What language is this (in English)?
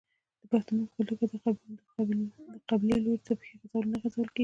Pashto